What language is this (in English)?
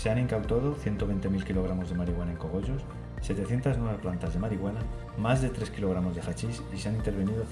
Spanish